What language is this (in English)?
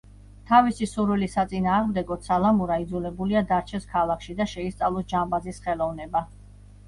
Georgian